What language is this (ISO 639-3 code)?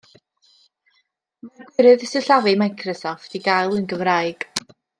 cym